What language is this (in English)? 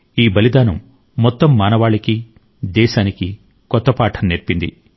Telugu